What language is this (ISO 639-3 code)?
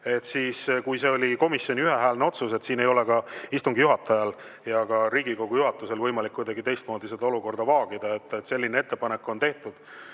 est